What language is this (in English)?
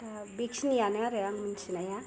Bodo